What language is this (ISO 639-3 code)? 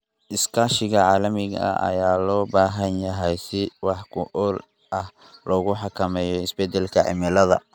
som